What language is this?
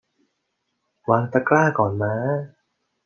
Thai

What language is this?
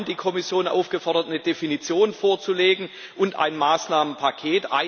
German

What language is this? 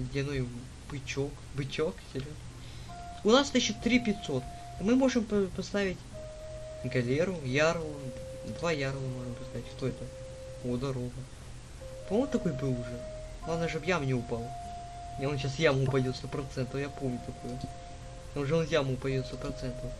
Russian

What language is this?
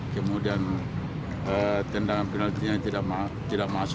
Indonesian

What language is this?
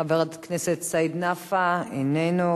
Hebrew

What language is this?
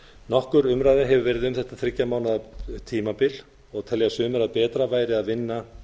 Icelandic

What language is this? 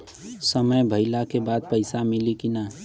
Bhojpuri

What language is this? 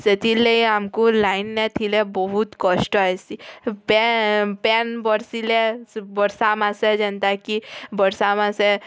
Odia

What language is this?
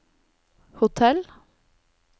Norwegian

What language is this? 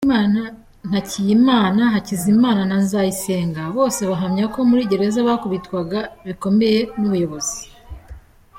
Kinyarwanda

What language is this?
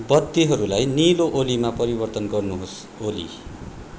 Nepali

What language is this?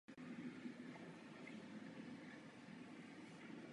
Czech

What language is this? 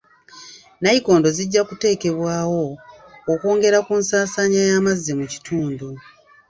Ganda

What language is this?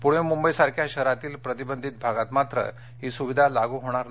Marathi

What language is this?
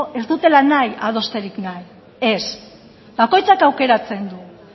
Basque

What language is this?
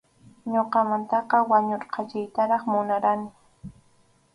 Arequipa-La Unión Quechua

